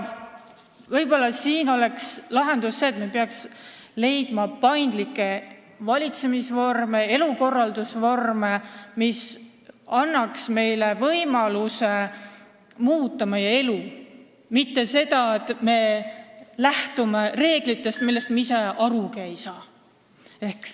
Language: Estonian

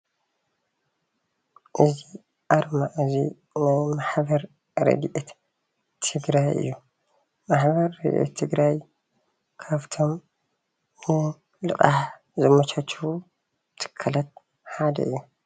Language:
Tigrinya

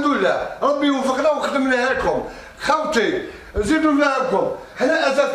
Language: Arabic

